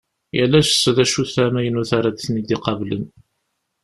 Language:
Kabyle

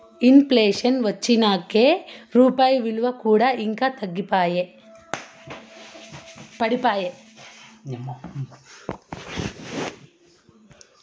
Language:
Telugu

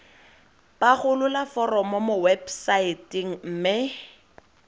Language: Tswana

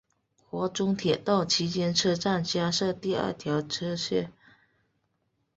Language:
Chinese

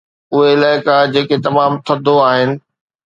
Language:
Sindhi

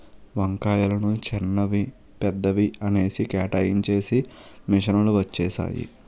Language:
Telugu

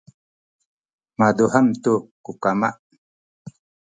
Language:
Sakizaya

